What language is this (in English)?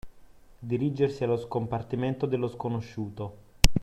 Italian